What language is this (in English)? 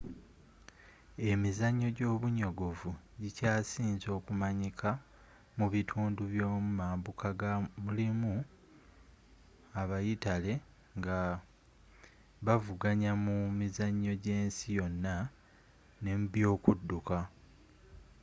Ganda